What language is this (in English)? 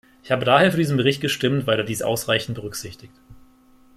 German